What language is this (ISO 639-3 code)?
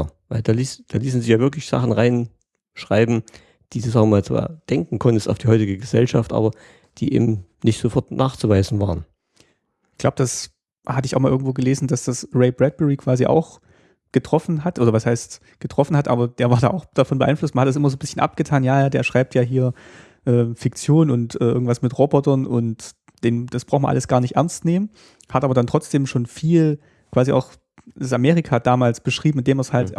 deu